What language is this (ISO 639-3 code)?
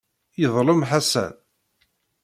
kab